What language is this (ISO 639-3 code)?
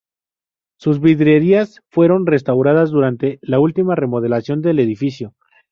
spa